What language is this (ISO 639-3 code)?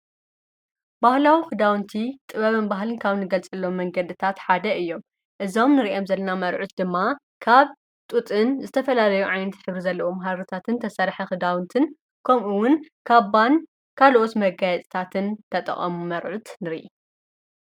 tir